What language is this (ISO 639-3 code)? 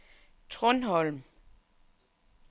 dan